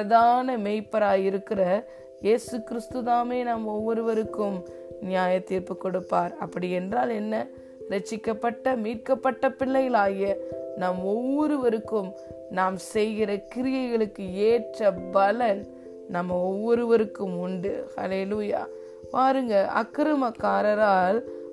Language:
Tamil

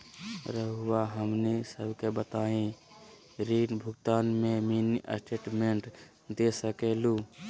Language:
Magahi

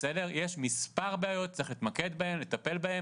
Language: Hebrew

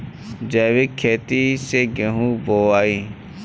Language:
Bhojpuri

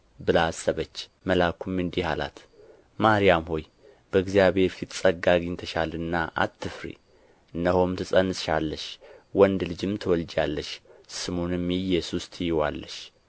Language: Amharic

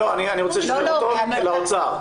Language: Hebrew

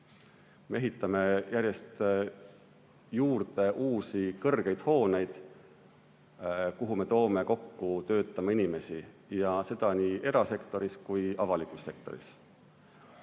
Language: Estonian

